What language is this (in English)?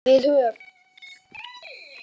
Icelandic